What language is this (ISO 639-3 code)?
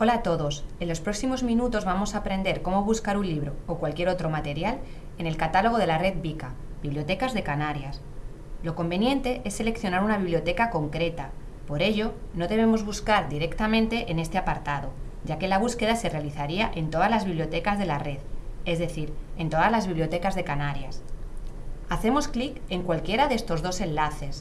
spa